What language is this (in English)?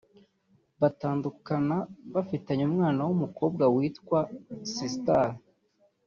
Kinyarwanda